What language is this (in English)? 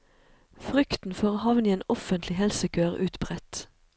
Norwegian